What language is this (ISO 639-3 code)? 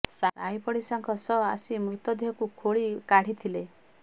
ori